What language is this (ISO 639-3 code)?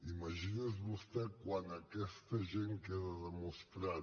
cat